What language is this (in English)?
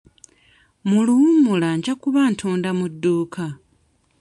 Ganda